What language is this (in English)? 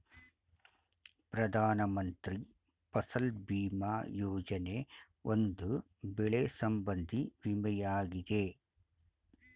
Kannada